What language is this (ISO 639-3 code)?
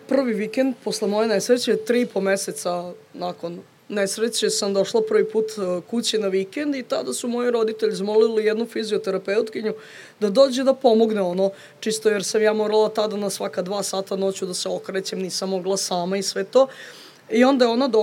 hrv